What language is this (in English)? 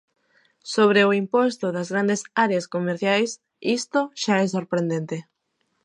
Galician